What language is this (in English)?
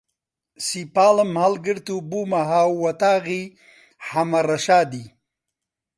Central Kurdish